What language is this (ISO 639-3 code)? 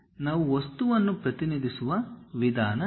kan